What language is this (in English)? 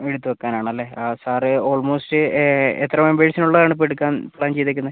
Malayalam